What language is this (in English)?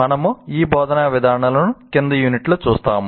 Telugu